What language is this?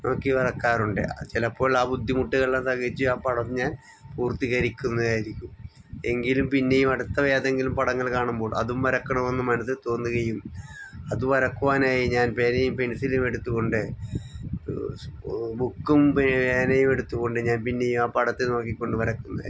Malayalam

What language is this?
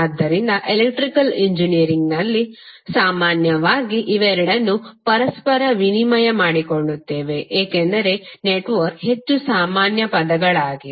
Kannada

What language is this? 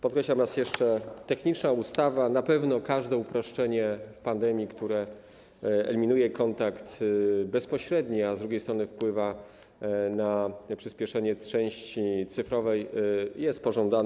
Polish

